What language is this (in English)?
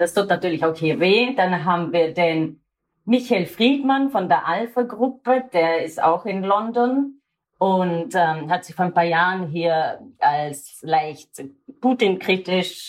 German